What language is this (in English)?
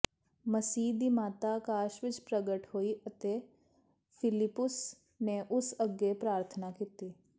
Punjabi